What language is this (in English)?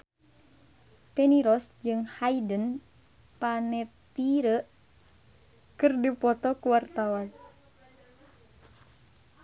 Sundanese